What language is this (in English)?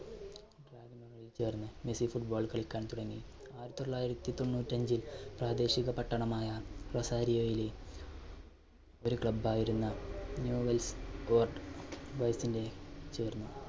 Malayalam